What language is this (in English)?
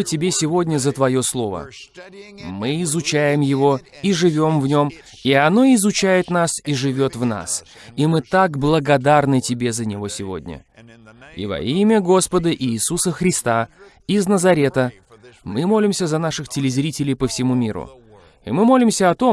Russian